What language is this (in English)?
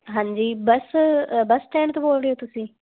Punjabi